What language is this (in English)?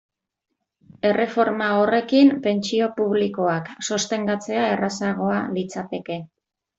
Basque